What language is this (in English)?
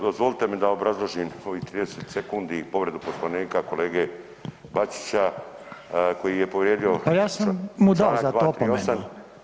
Croatian